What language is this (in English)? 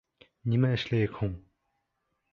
Bashkir